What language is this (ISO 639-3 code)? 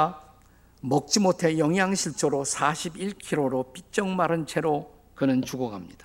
kor